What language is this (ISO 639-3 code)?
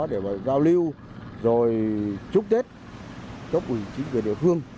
vie